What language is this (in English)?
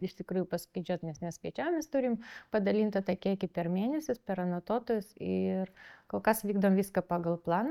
Lithuanian